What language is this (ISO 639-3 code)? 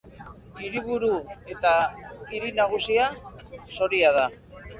eus